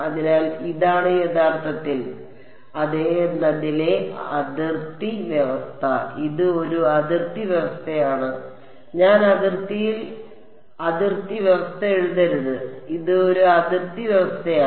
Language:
Malayalam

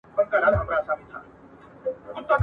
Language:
Pashto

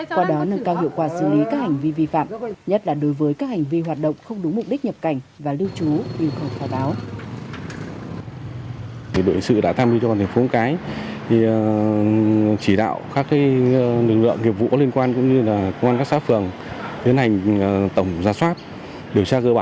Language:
Vietnamese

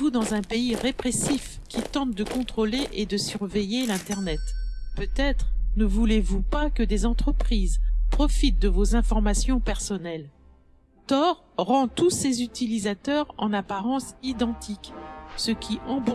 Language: French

